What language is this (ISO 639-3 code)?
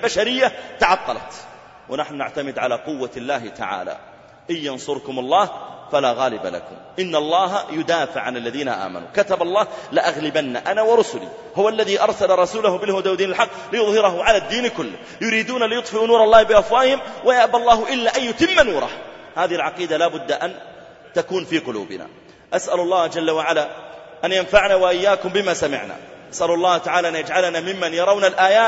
ara